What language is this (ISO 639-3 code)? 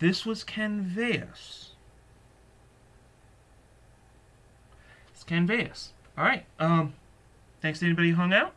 eng